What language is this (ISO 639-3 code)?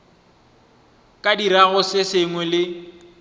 nso